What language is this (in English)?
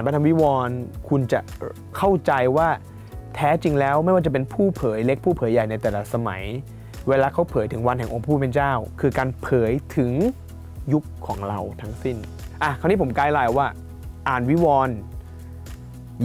Thai